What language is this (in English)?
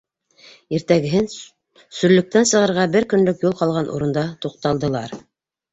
Bashkir